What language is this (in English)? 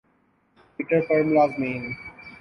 Urdu